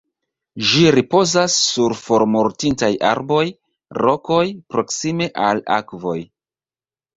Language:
Esperanto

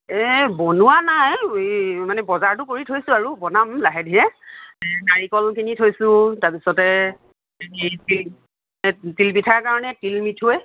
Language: Assamese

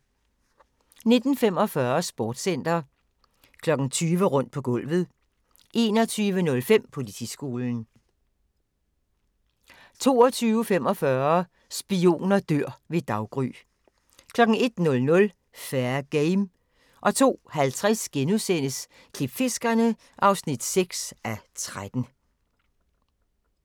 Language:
Danish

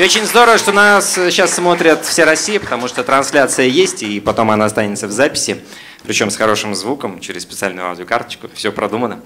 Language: Russian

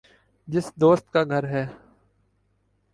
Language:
Urdu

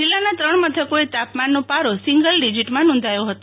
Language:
Gujarati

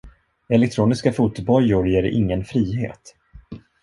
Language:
Swedish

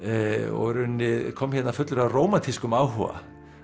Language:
Icelandic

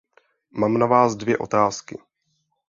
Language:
Czech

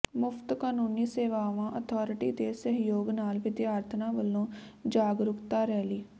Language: Punjabi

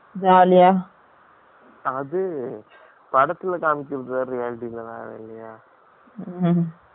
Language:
Tamil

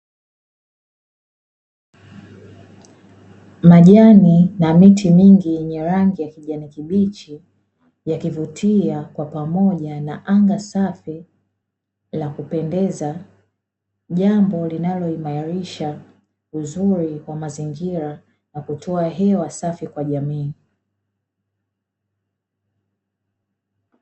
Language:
Swahili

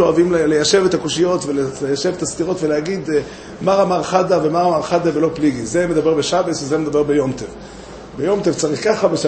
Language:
Hebrew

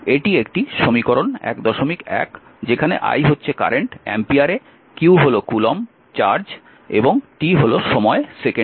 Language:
Bangla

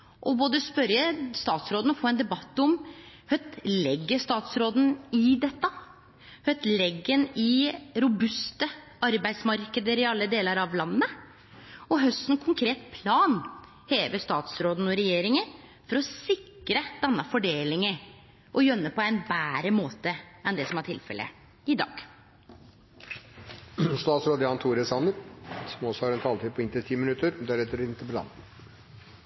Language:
Norwegian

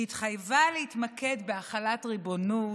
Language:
Hebrew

